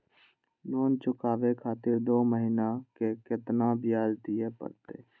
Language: Maithili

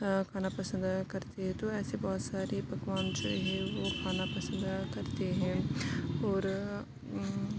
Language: Urdu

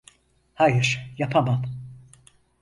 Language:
Turkish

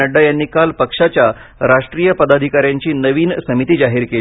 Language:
Marathi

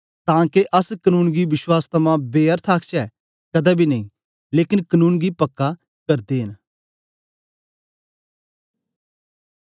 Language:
Dogri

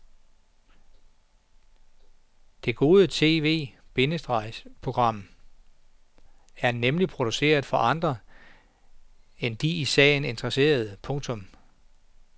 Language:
Danish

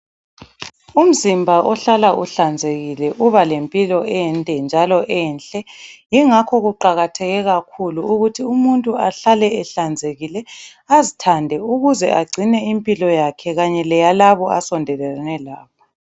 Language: North Ndebele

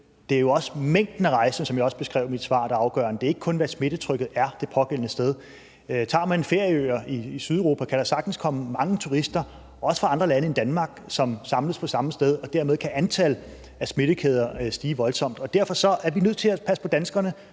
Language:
Danish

